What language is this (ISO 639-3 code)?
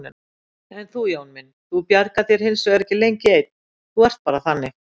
isl